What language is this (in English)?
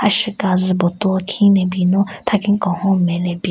Southern Rengma Naga